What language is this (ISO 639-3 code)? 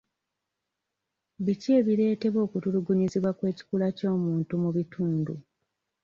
lug